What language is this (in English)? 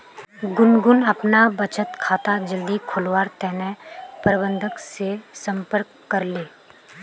Magahi